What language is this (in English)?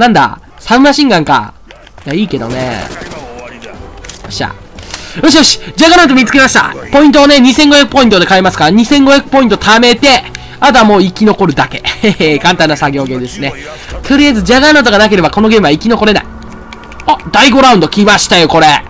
Japanese